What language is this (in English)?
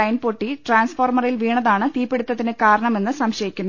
Malayalam